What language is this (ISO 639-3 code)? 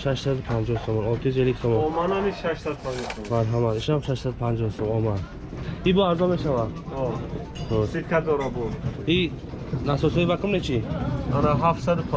tur